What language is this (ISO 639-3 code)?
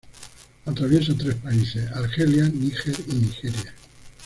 spa